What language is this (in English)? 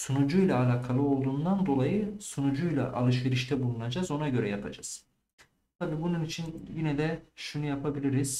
Turkish